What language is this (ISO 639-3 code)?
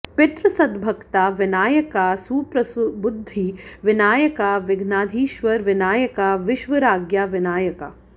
san